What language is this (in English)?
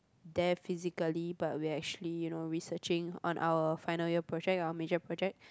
English